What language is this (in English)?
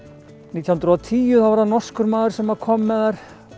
Icelandic